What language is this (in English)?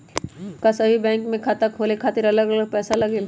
Magahi